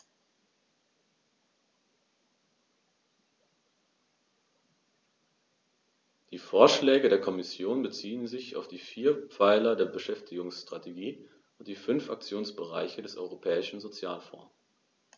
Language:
German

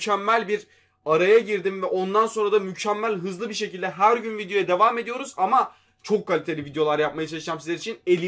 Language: Turkish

